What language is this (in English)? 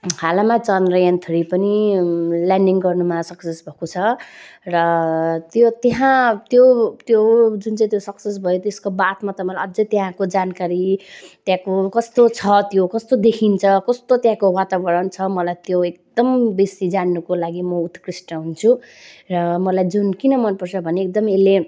Nepali